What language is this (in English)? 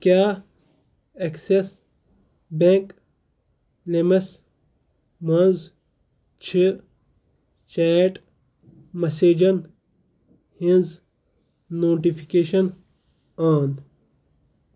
Kashmiri